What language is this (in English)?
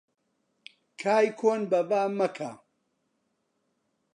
Central Kurdish